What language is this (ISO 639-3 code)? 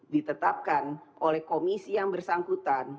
ind